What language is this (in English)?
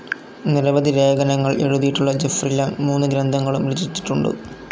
Malayalam